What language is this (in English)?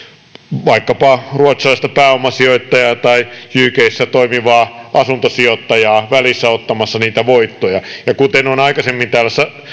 Finnish